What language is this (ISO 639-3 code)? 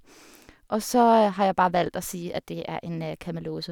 nor